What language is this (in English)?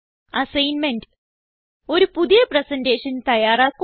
Malayalam